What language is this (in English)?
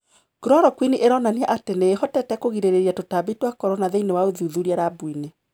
Kikuyu